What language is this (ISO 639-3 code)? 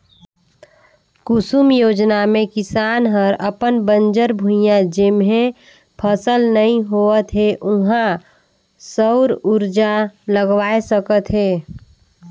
hne